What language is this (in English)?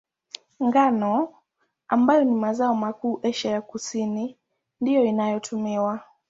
Swahili